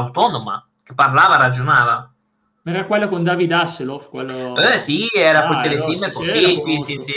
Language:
Italian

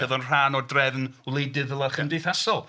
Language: Welsh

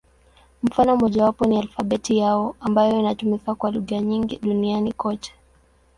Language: Swahili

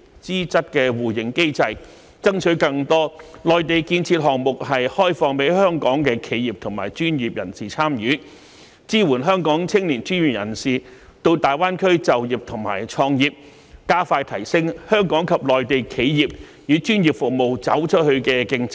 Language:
Cantonese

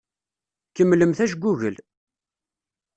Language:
Kabyle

